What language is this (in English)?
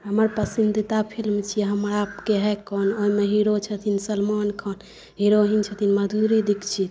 Maithili